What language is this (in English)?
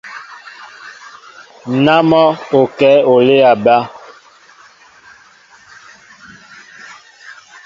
Mbo (Cameroon)